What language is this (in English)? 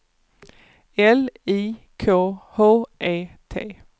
Swedish